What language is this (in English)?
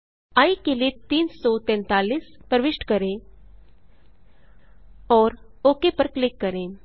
Hindi